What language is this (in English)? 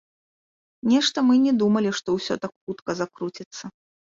Belarusian